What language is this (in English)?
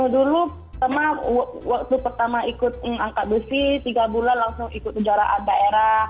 Indonesian